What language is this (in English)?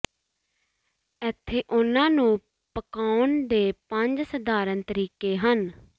Punjabi